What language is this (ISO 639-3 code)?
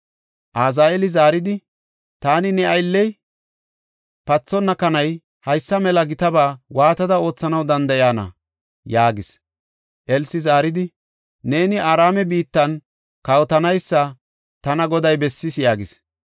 gof